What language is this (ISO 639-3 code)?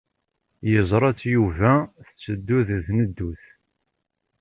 kab